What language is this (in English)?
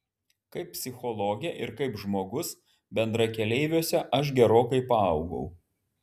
Lithuanian